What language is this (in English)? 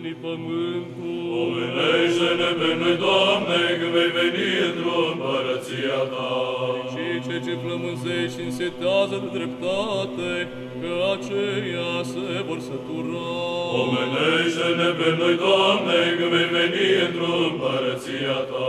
Romanian